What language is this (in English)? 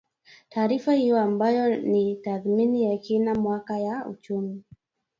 Swahili